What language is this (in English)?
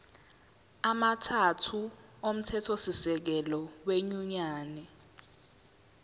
Zulu